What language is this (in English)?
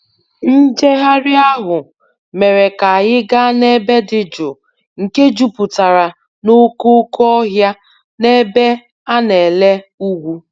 Igbo